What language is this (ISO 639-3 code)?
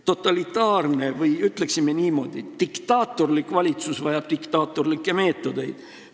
est